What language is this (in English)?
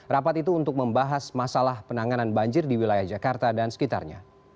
Indonesian